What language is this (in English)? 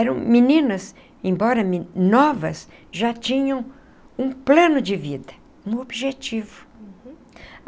Portuguese